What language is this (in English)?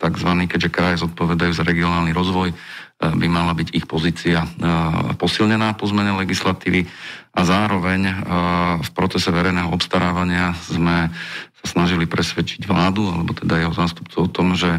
Slovak